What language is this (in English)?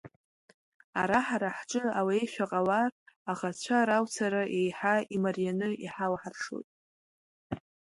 Abkhazian